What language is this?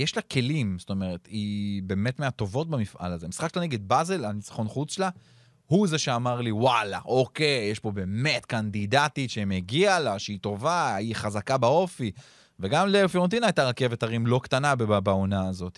Hebrew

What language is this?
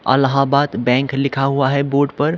Hindi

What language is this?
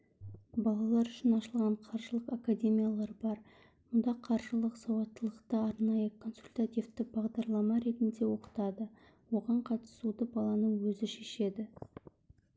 Kazakh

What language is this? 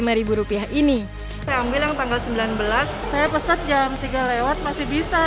Indonesian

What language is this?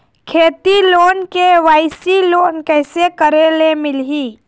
Chhattisgarhi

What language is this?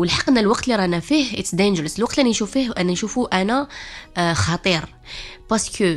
Arabic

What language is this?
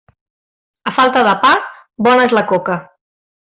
Catalan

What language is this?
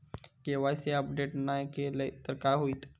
Marathi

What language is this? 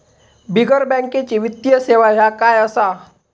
Marathi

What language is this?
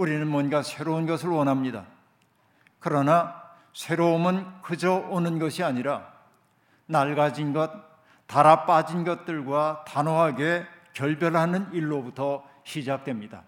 Korean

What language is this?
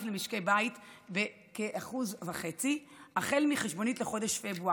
Hebrew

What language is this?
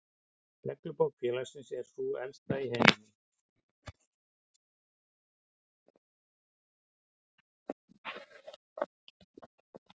Icelandic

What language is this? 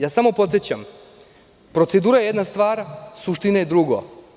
Serbian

